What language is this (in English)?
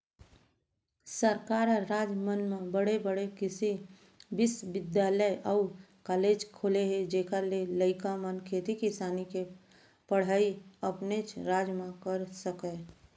Chhattisgarhi